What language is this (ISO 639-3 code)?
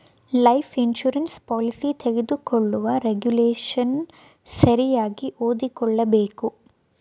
kan